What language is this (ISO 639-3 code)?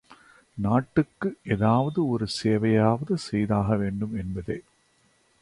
tam